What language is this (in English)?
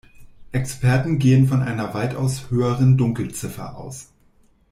German